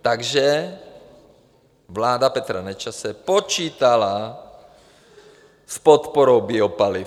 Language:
Czech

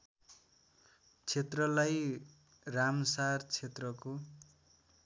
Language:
Nepali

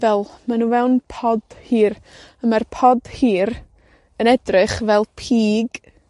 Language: Welsh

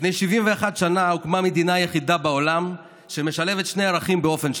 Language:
Hebrew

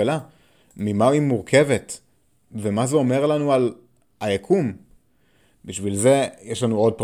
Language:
Hebrew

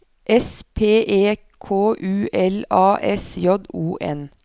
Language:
Norwegian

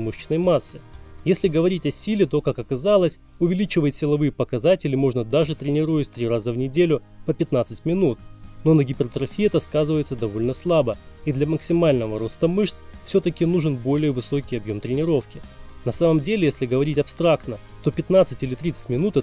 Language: Russian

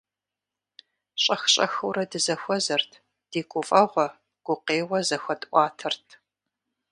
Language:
Kabardian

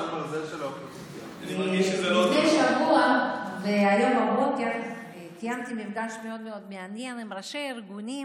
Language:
Hebrew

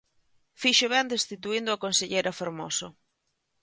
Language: Galician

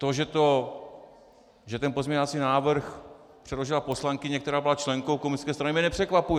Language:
Czech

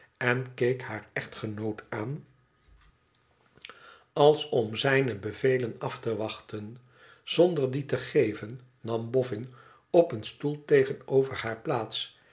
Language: Dutch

